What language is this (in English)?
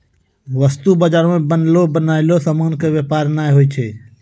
Maithili